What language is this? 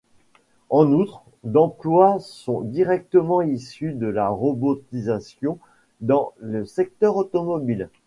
French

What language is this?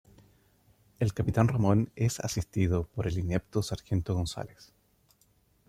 Spanish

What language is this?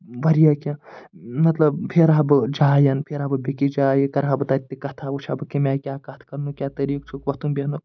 Kashmiri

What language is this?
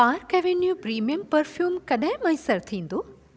Sindhi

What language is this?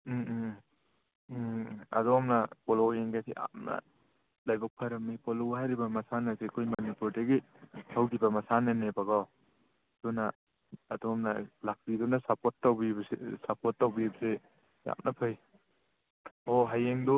Manipuri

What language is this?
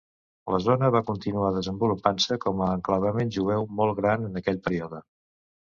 Catalan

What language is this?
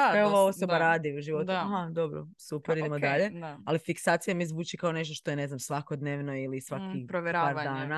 Croatian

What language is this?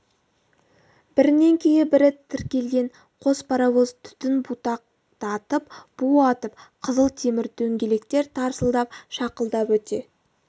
Kazakh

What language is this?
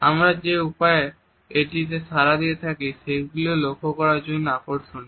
Bangla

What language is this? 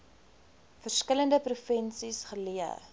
Afrikaans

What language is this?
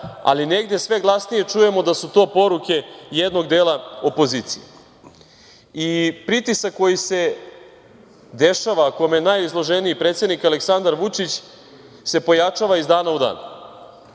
Serbian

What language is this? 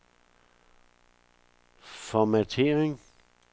Danish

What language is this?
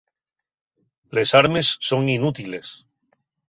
Asturian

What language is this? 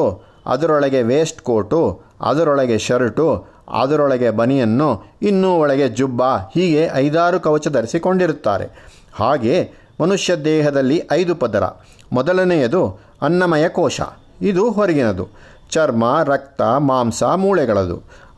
Kannada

